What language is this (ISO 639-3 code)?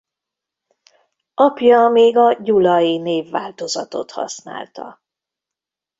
hun